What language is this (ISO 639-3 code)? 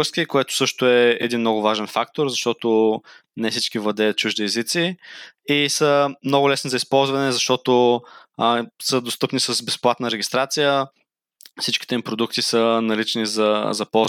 bul